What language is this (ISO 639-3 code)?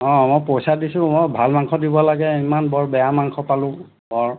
asm